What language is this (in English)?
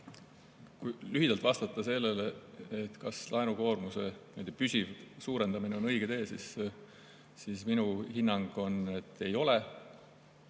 Estonian